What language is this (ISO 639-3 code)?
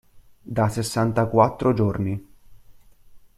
ita